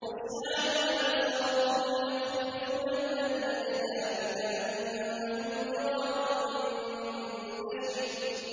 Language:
Arabic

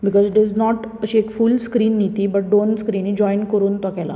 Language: Konkani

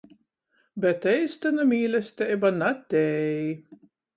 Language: Latgalian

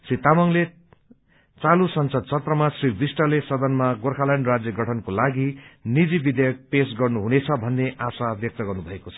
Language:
Nepali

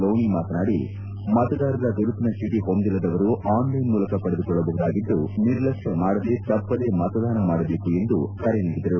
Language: Kannada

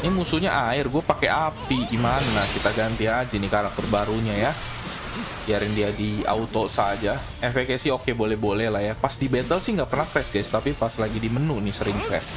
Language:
Indonesian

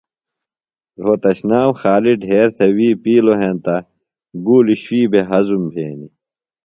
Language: Phalura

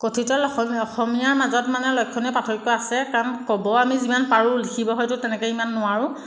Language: Assamese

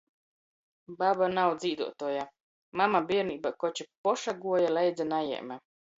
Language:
Latgalian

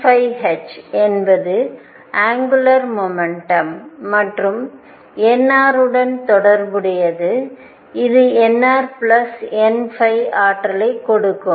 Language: Tamil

